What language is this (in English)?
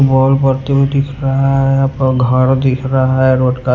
Hindi